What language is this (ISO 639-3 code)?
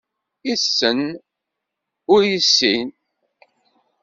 kab